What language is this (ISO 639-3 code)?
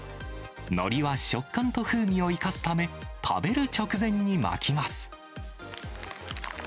jpn